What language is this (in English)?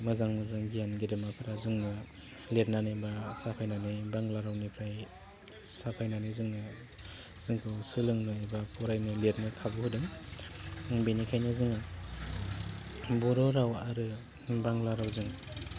Bodo